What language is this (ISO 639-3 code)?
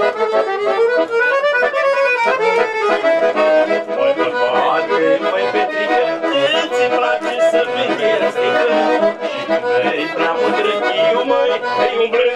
ron